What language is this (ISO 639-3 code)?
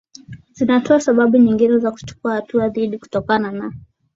swa